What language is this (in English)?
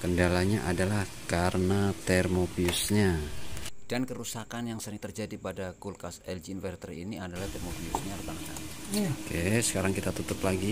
Indonesian